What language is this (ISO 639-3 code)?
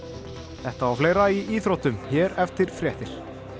isl